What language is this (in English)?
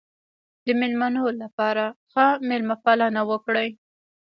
Pashto